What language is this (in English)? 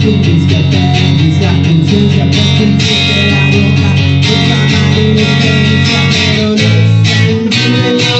Catalan